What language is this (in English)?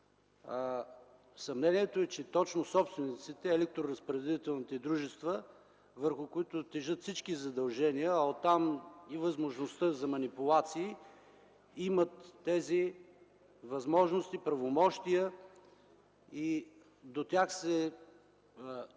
Bulgarian